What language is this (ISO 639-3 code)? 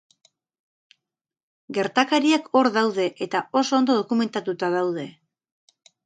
eus